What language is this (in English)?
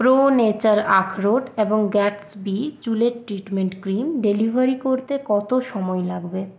Bangla